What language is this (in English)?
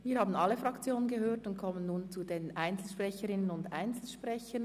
Swiss German